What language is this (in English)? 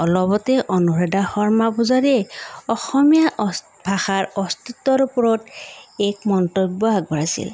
Assamese